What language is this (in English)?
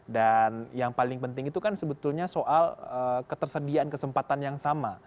Indonesian